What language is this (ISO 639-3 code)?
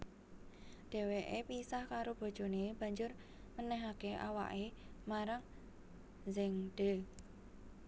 jav